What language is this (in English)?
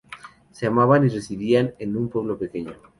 Spanish